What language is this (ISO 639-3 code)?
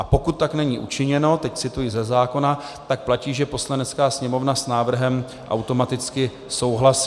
ces